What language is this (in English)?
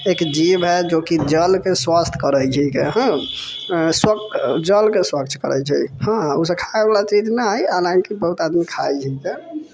Maithili